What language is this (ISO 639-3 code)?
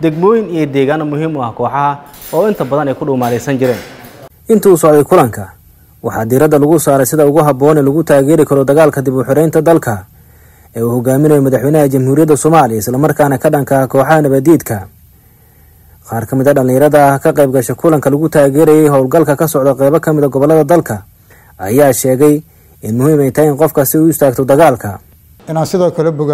ara